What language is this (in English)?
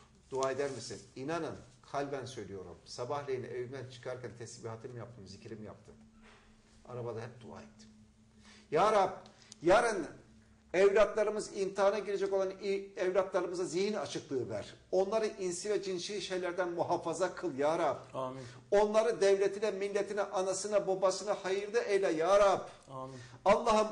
Turkish